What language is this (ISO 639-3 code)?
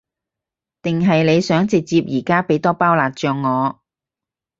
yue